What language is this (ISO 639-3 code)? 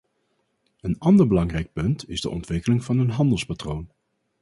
nld